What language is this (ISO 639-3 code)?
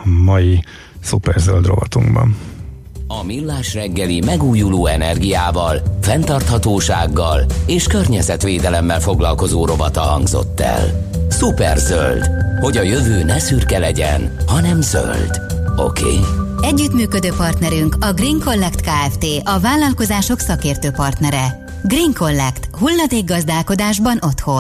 hun